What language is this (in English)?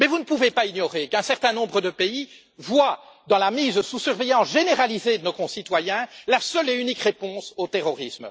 French